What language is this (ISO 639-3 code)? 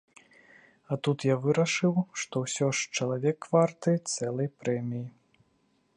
bel